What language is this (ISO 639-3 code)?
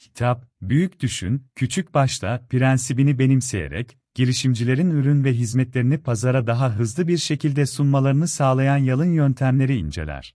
tur